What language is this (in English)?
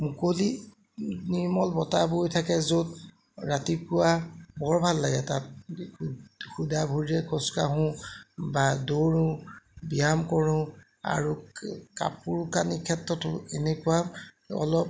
Assamese